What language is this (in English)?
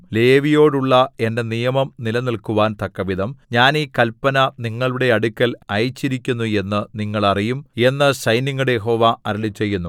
Malayalam